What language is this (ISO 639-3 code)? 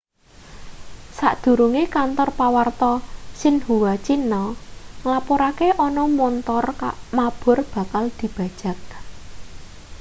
jav